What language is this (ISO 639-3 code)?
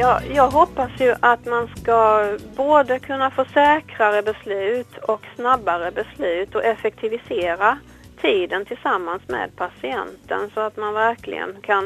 swe